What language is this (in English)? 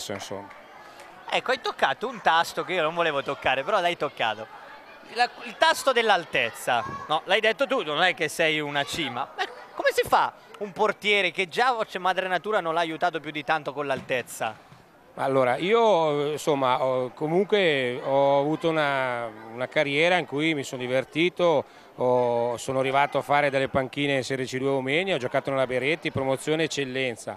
Italian